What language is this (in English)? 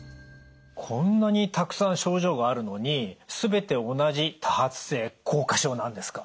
Japanese